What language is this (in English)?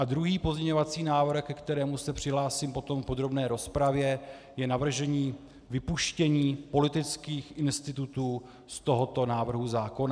Czech